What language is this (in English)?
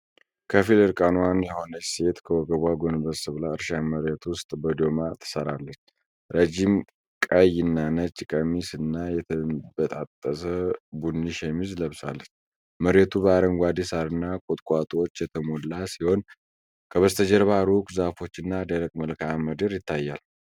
Amharic